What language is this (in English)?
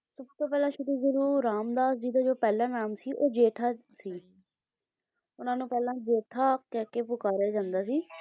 Punjabi